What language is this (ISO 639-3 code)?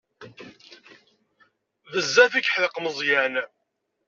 kab